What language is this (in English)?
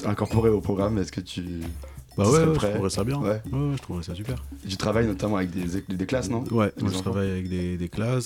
French